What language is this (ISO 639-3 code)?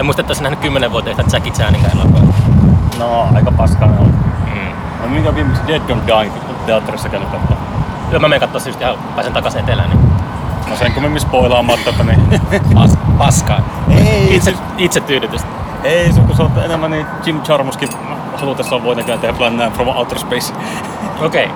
fin